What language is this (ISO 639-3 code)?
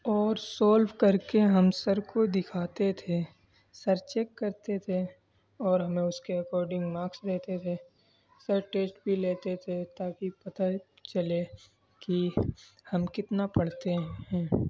urd